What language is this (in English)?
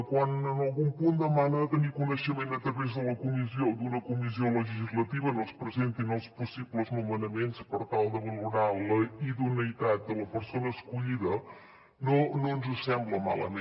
Catalan